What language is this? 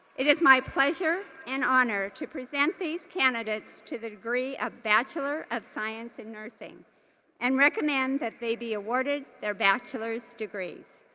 English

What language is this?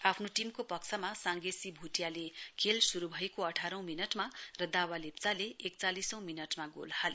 Nepali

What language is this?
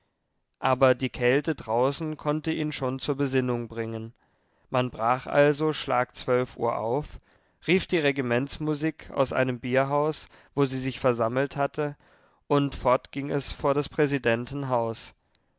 German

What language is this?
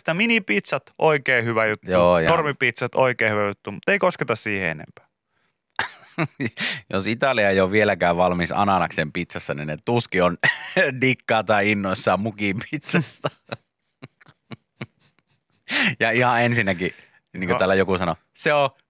Finnish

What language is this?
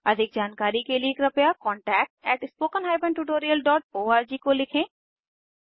Hindi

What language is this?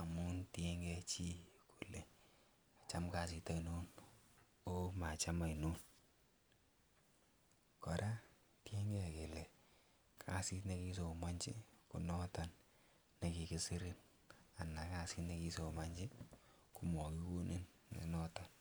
Kalenjin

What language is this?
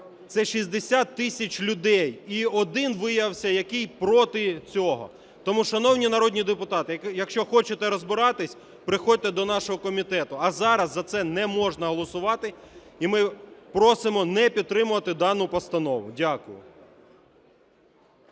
Ukrainian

